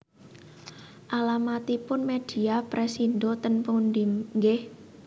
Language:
Javanese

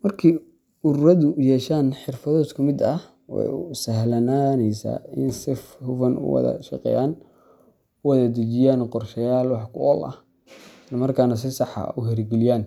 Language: Somali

